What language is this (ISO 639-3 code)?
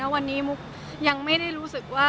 tha